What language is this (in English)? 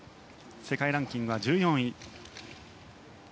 Japanese